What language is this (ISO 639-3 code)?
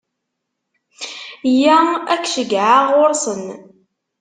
kab